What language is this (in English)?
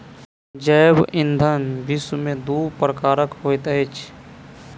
Maithili